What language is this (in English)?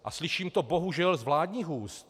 Czech